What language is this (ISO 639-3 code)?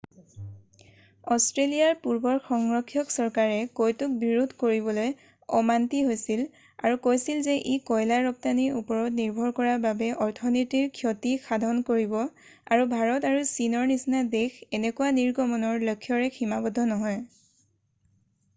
asm